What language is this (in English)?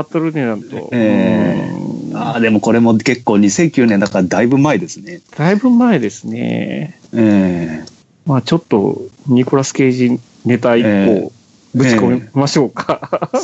Japanese